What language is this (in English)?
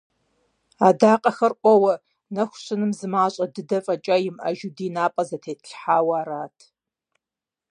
Kabardian